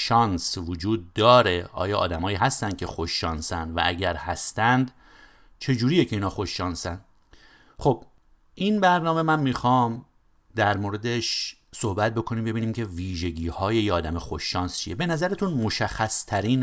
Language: Persian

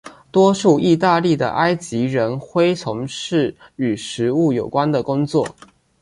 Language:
Chinese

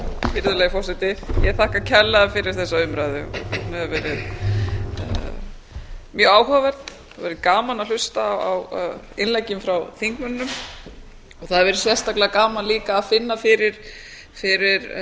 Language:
Icelandic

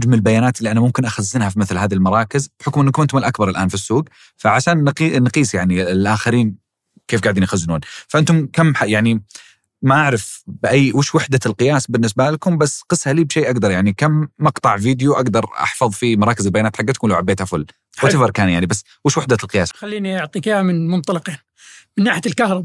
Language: Arabic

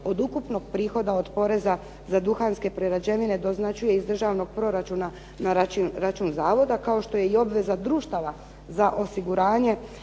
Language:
Croatian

